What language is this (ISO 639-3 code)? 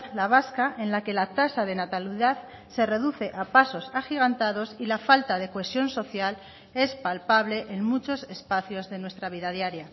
spa